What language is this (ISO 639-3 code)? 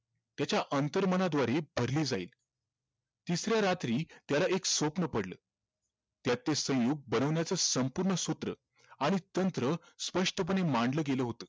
mar